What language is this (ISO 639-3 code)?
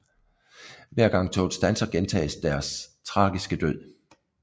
dan